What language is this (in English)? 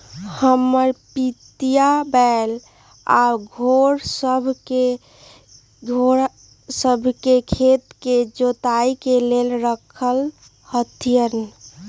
Magahi